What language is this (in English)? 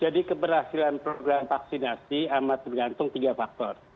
Indonesian